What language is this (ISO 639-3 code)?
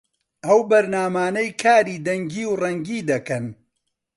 ckb